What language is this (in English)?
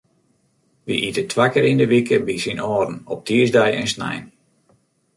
Western Frisian